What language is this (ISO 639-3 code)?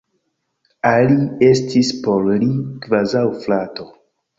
epo